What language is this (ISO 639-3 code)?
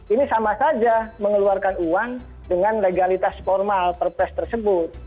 ind